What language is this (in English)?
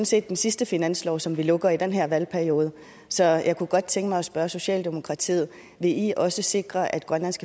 Danish